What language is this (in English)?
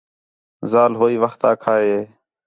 Khetrani